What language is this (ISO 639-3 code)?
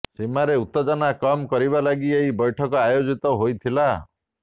ori